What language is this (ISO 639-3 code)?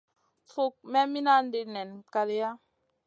mcn